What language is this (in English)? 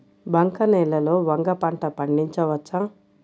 Telugu